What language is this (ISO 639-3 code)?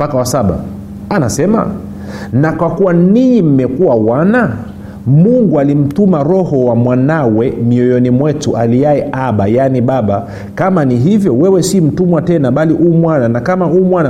swa